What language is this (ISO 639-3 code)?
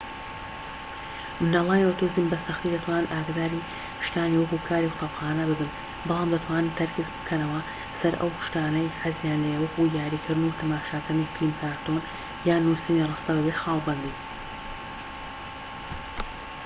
ckb